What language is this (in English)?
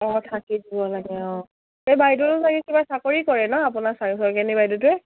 Assamese